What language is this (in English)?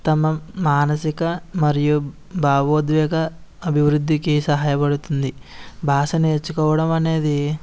Telugu